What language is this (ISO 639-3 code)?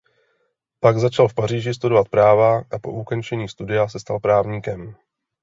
ces